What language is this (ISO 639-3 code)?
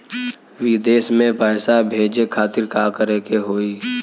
bho